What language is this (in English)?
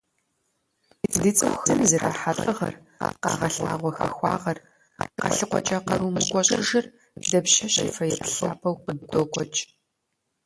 Kabardian